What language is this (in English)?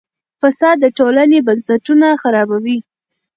Pashto